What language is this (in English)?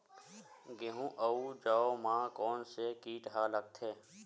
Chhattisgarhi